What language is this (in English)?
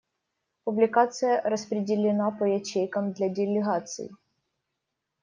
Russian